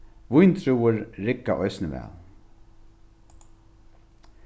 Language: Faroese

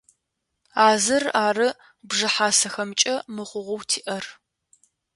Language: Adyghe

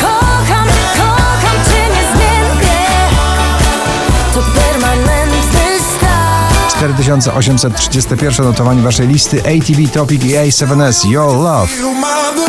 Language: Polish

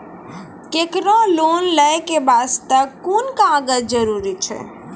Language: Maithili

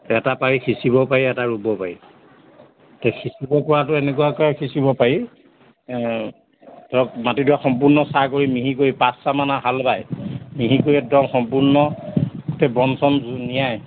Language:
Assamese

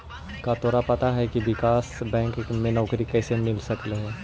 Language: Magahi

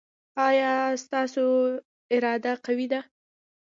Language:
Pashto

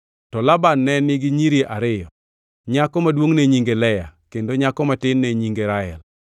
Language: Luo (Kenya and Tanzania)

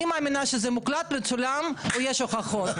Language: Hebrew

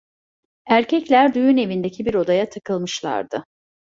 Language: Turkish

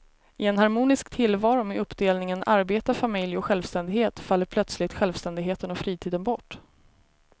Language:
Swedish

